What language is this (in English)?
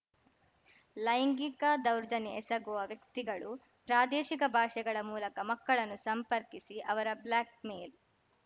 Kannada